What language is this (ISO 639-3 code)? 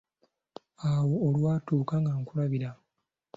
lug